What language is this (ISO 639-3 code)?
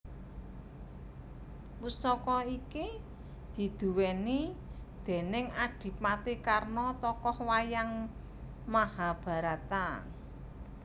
jav